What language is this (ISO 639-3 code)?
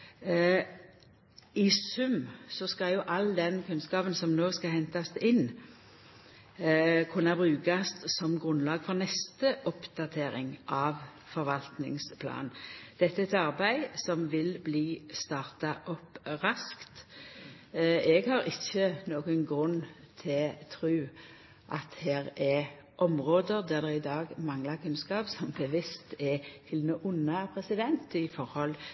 nno